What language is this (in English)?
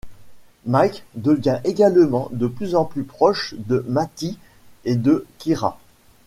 French